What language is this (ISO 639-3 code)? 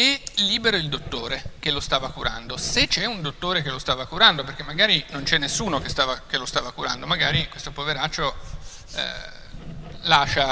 ita